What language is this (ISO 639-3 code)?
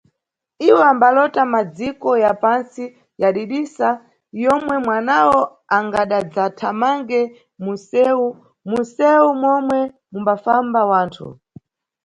nyu